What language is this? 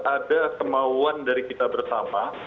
Indonesian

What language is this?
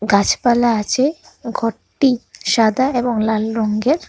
Bangla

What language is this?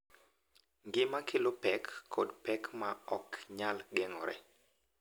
Luo (Kenya and Tanzania)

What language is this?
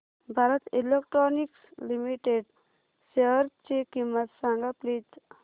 Marathi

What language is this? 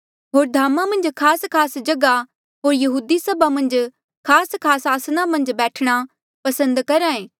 Mandeali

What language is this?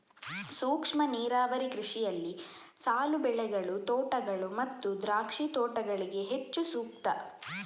Kannada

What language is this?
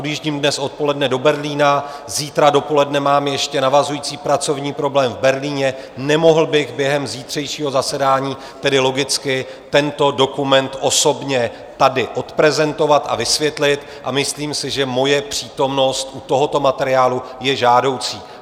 Czech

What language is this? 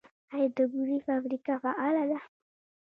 Pashto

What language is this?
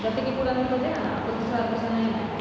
Maithili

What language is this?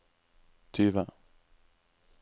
Norwegian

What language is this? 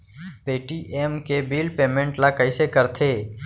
Chhattisgarhi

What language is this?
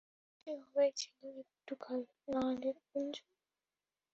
Bangla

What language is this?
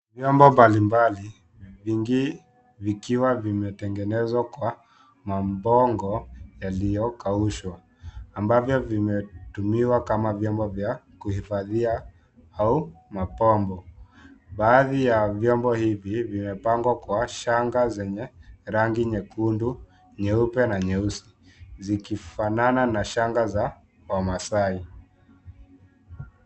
Swahili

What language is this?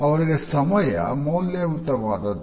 Kannada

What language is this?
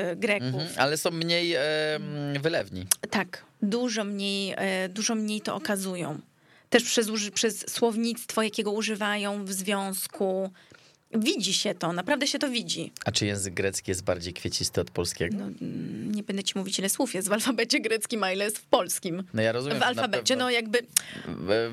Polish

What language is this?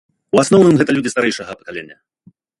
Belarusian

